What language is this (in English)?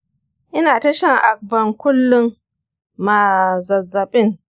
Hausa